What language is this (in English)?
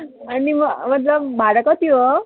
Nepali